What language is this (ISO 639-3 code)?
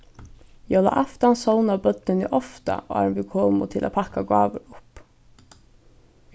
fao